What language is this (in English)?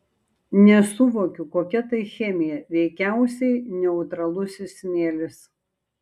Lithuanian